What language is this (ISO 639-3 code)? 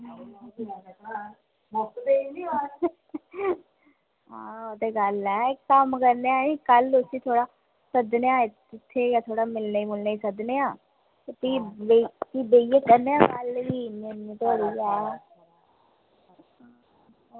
doi